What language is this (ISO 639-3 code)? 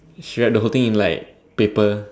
eng